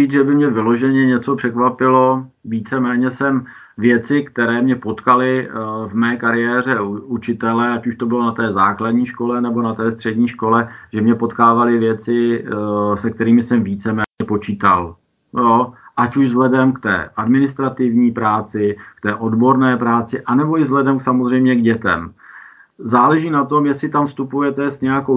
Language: Czech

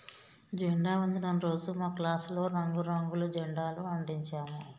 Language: Telugu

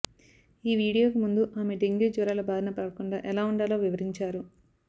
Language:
Telugu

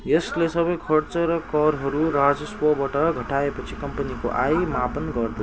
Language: Nepali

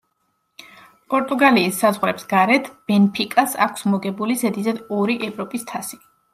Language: Georgian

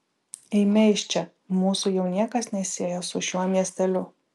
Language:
Lithuanian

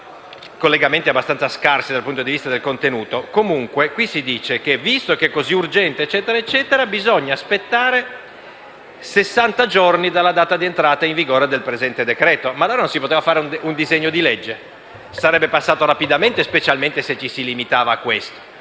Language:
Italian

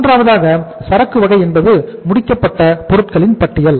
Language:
Tamil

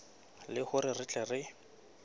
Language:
Southern Sotho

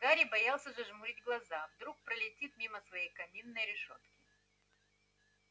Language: Russian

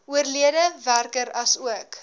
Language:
Afrikaans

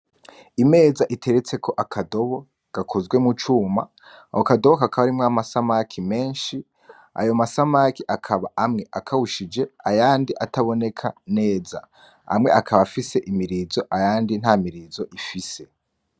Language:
Rundi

